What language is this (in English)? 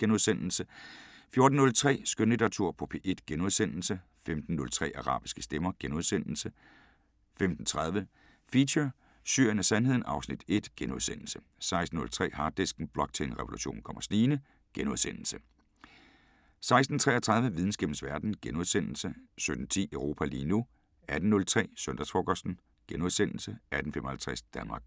Danish